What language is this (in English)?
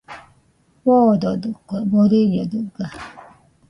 Nüpode Huitoto